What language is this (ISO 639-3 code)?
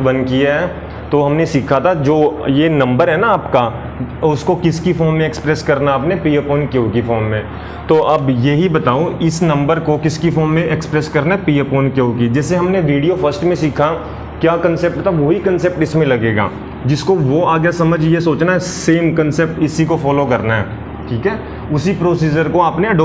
hin